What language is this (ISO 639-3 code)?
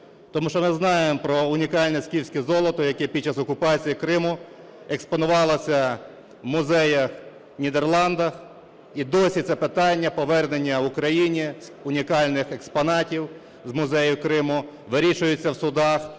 ukr